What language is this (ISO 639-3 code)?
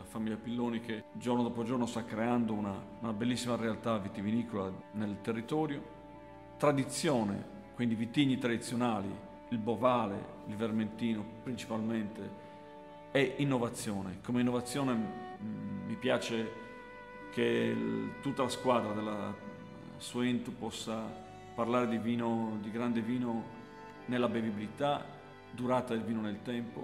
ita